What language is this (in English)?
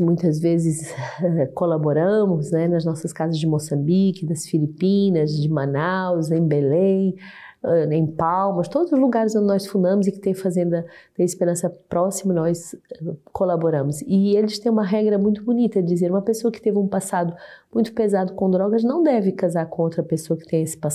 Portuguese